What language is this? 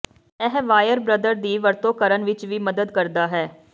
Punjabi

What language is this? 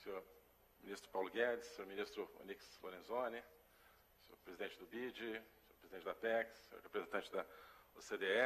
Portuguese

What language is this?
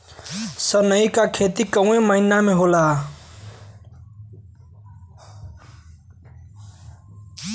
Bhojpuri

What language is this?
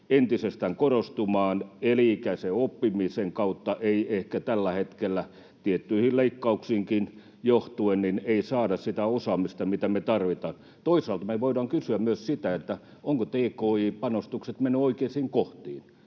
Finnish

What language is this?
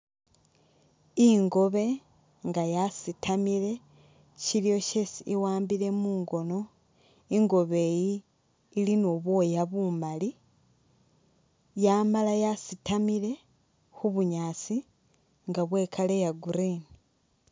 Masaaba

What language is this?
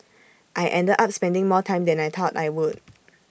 English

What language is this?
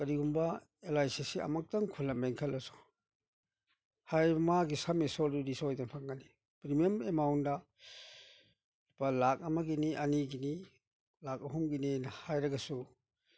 Manipuri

